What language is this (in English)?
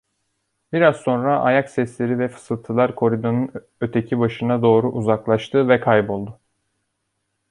Turkish